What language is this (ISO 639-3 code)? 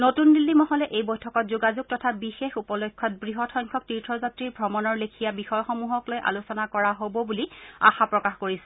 asm